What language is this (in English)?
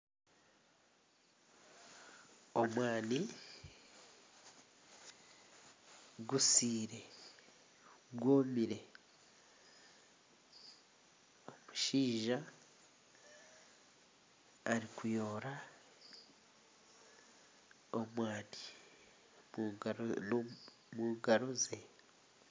Nyankole